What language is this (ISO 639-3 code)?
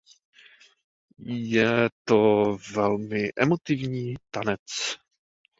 ces